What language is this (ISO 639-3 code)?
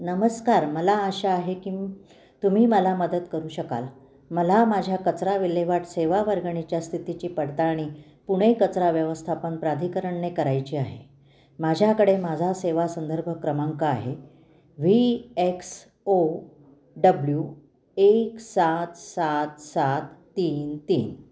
mar